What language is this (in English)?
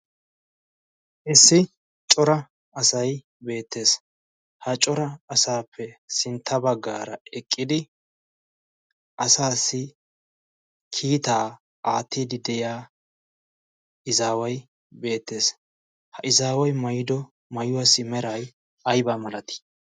Wolaytta